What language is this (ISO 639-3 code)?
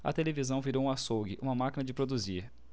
por